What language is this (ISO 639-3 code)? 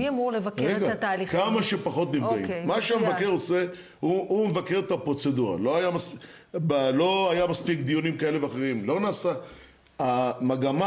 heb